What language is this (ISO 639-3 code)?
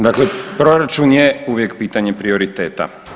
hrv